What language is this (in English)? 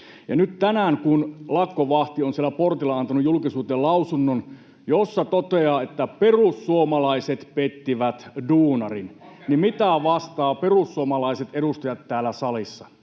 Finnish